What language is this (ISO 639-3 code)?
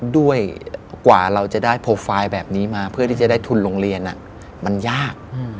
tha